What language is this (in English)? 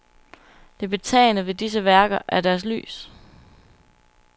Danish